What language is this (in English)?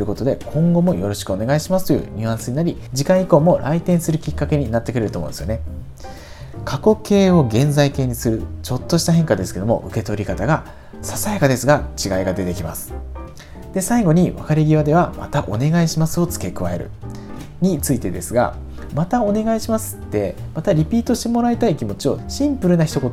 Japanese